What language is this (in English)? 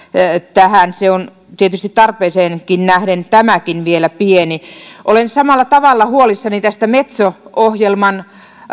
Finnish